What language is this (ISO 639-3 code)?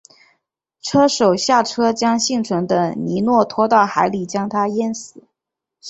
zho